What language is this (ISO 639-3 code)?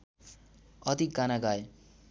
nep